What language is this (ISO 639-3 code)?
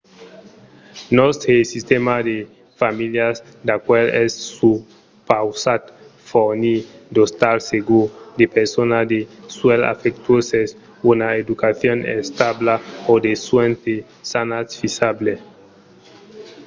oci